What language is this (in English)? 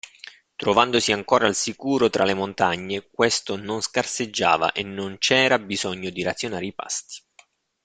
Italian